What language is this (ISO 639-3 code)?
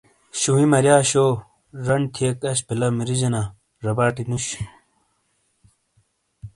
scl